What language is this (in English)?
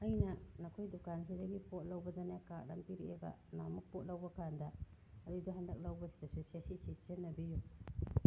Manipuri